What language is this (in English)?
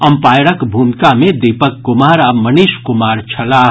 Maithili